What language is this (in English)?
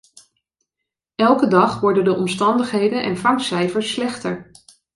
Dutch